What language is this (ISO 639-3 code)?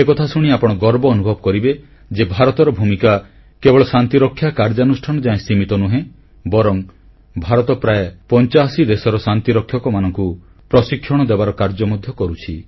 ori